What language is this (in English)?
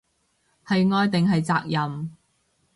Cantonese